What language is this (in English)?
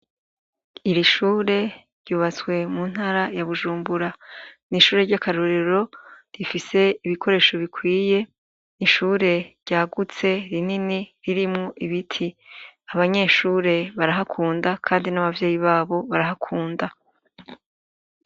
Rundi